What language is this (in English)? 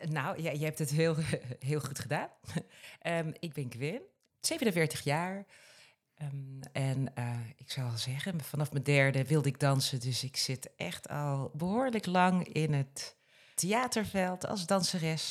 Dutch